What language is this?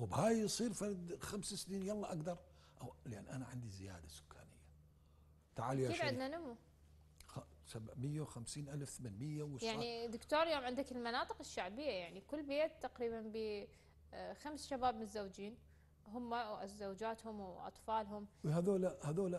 Arabic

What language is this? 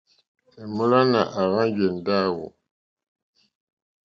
Mokpwe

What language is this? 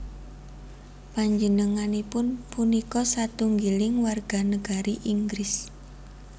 Javanese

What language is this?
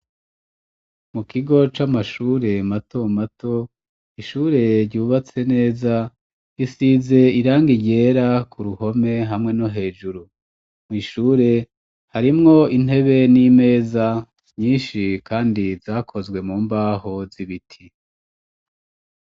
Rundi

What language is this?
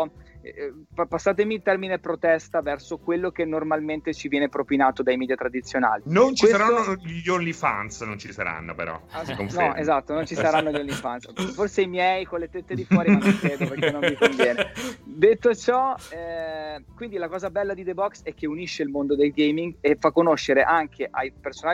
Italian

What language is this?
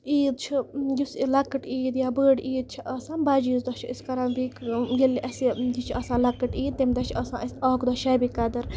Kashmiri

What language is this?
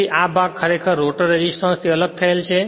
Gujarati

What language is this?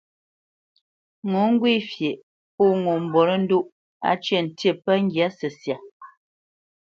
Bamenyam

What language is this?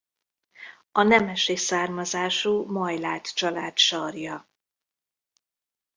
Hungarian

